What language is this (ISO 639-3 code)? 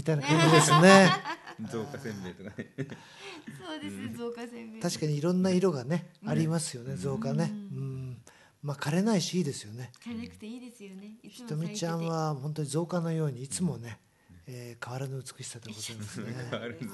jpn